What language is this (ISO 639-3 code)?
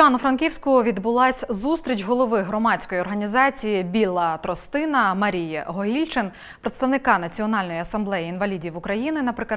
ukr